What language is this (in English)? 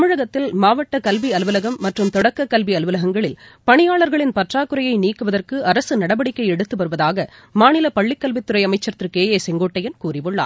Tamil